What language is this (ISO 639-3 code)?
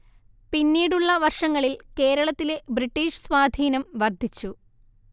mal